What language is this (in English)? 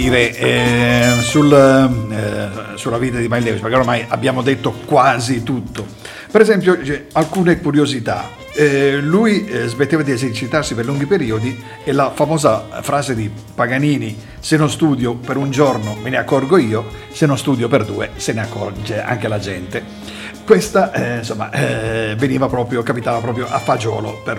Italian